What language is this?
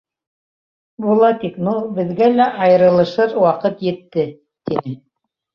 Bashkir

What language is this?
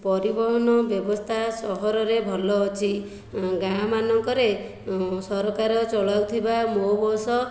Odia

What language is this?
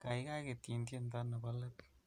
Kalenjin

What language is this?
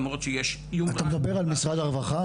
Hebrew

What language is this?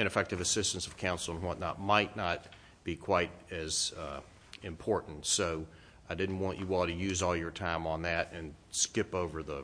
English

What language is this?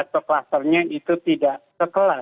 Indonesian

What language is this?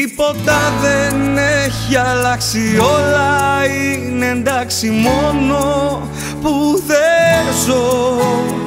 Greek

